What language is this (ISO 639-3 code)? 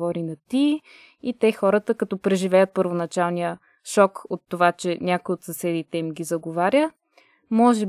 bul